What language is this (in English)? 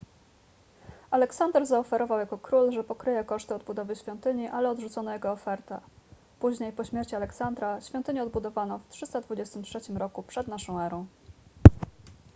Polish